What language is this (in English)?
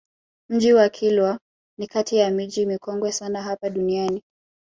Swahili